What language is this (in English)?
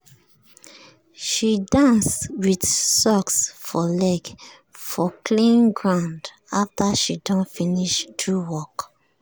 Nigerian Pidgin